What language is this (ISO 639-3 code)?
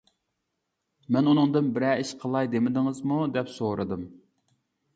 uig